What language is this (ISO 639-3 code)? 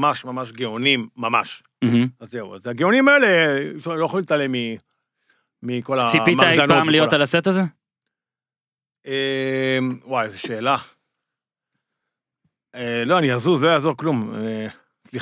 heb